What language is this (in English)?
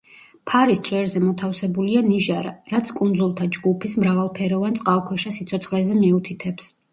Georgian